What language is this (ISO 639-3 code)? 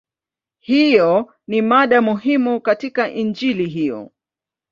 swa